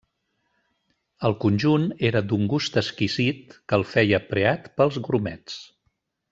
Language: Catalan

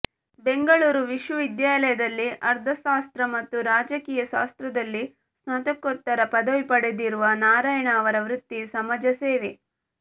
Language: Kannada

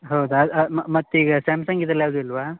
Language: Kannada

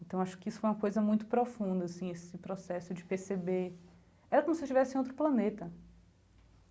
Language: Portuguese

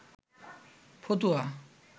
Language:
Bangla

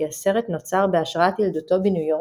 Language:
Hebrew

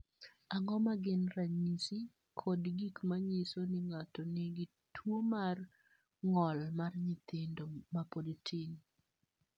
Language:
Luo (Kenya and Tanzania)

